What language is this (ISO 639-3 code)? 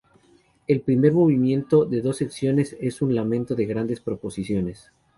spa